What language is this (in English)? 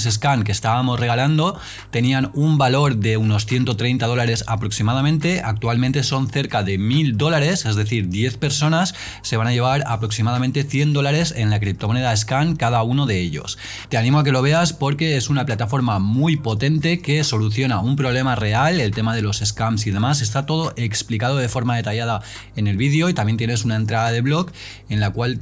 Spanish